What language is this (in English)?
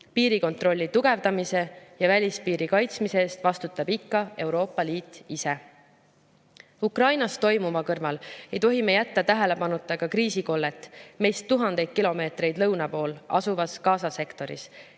Estonian